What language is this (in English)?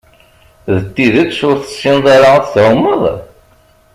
Kabyle